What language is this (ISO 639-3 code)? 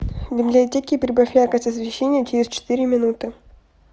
rus